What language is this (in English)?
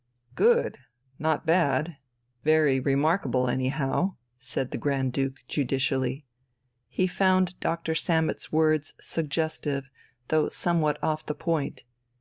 English